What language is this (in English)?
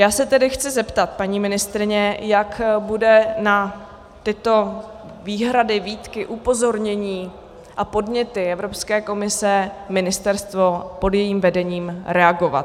Czech